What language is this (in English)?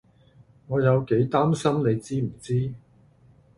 Cantonese